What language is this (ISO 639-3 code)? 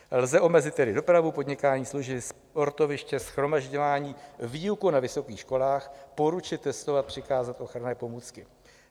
ces